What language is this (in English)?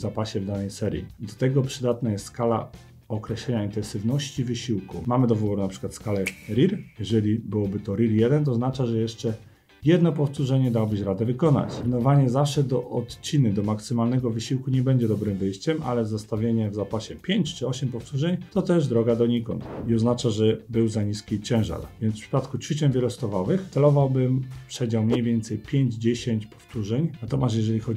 Polish